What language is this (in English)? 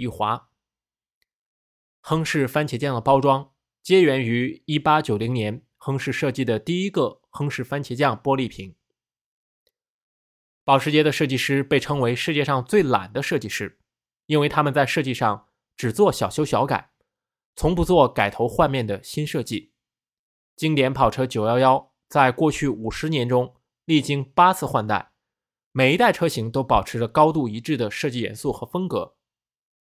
Chinese